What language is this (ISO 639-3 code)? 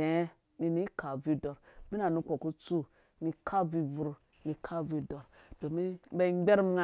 ldb